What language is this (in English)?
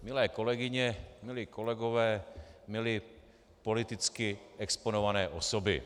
Czech